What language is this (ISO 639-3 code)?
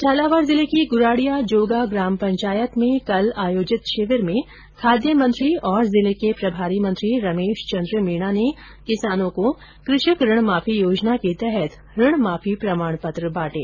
hin